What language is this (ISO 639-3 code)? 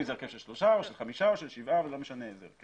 heb